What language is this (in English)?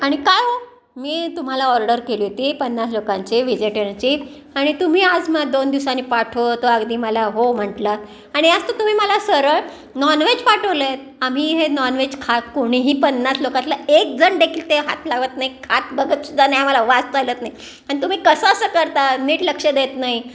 Marathi